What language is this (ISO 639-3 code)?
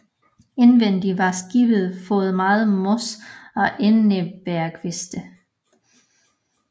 dan